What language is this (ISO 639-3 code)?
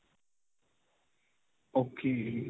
pan